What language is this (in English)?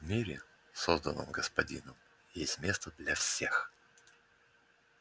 Russian